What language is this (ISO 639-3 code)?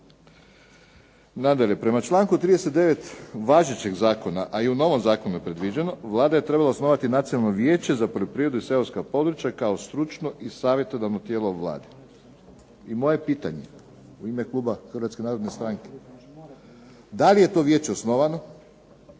hrv